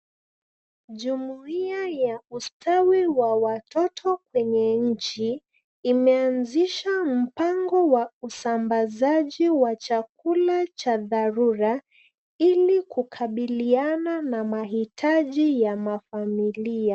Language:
Swahili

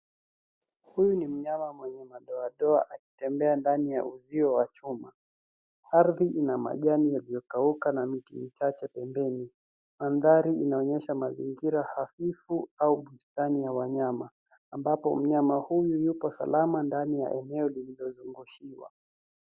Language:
Swahili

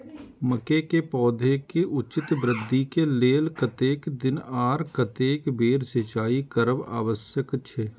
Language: Maithili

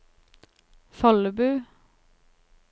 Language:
Norwegian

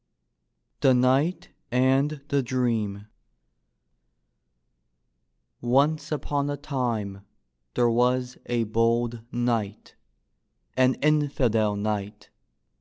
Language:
English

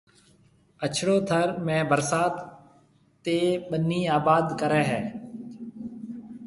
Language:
Marwari (Pakistan)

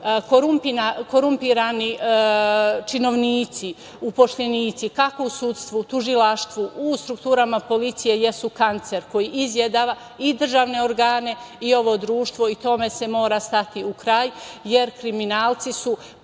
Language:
Serbian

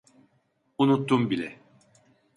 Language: Turkish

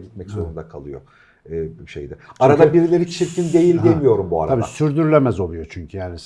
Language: Turkish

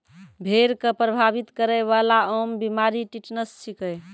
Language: Maithili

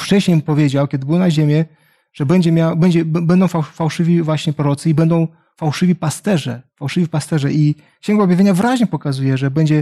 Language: Polish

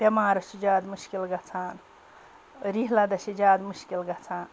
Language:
Kashmiri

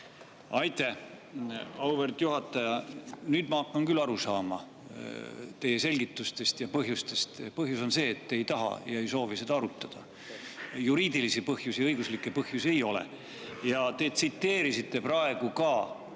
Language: Estonian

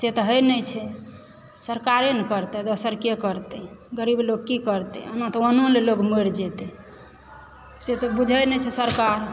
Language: Maithili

